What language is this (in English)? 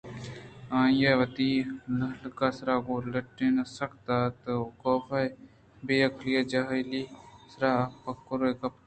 Eastern Balochi